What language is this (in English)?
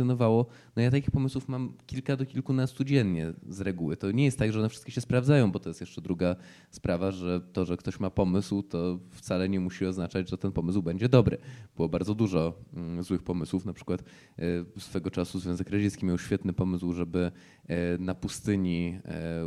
Polish